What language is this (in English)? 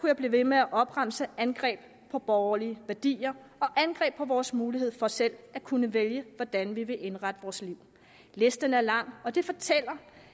Danish